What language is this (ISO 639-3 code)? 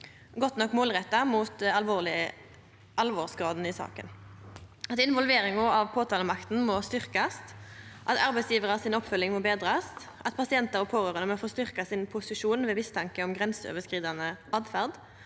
nor